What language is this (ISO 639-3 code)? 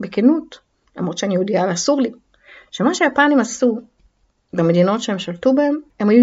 heb